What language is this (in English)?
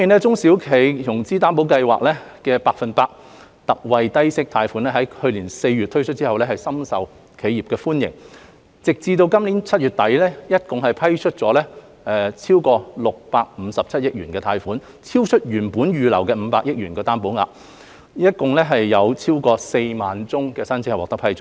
Cantonese